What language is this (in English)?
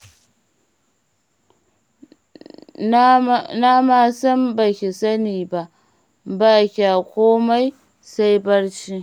Hausa